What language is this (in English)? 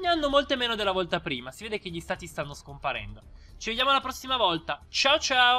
Italian